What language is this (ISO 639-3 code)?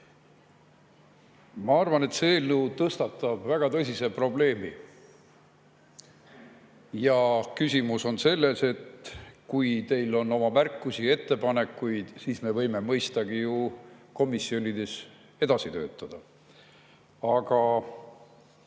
est